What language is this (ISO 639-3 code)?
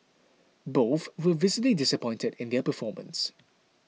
eng